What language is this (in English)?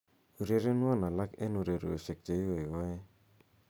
Kalenjin